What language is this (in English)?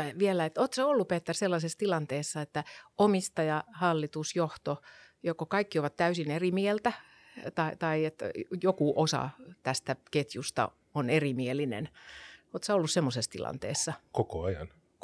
Finnish